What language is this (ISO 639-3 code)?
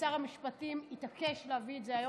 heb